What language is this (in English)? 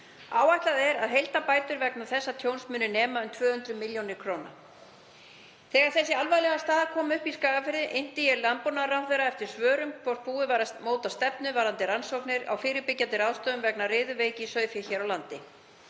Icelandic